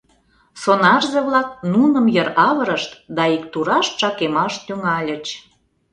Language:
Mari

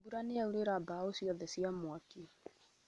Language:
Kikuyu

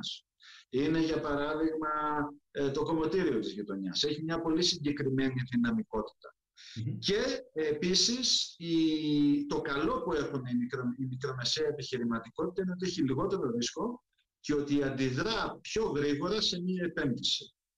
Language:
Greek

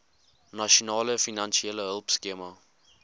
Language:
Afrikaans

